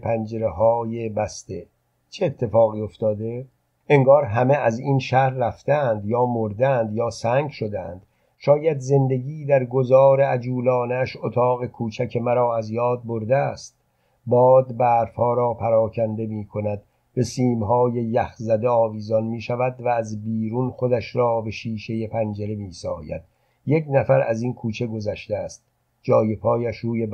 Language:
Persian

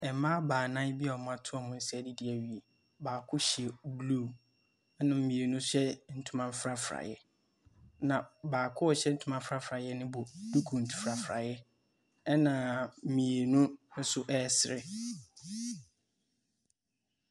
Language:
Akan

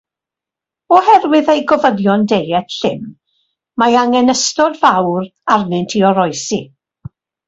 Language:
Welsh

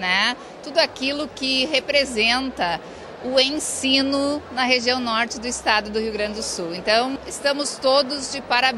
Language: Portuguese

